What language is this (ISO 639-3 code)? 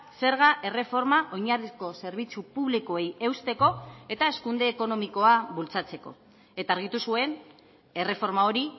eus